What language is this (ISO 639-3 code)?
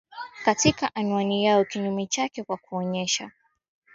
swa